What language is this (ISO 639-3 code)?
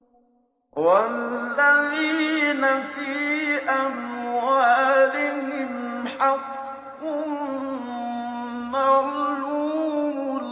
ara